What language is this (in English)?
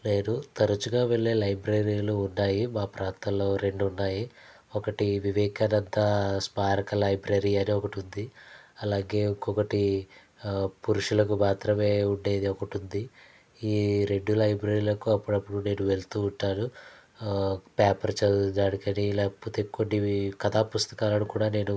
Telugu